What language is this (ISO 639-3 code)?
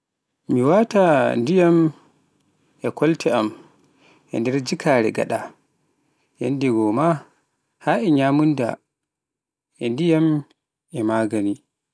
fuf